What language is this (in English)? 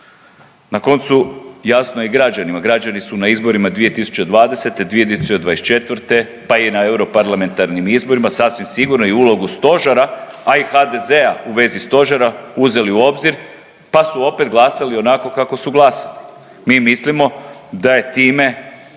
Croatian